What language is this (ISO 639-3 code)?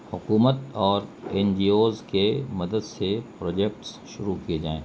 urd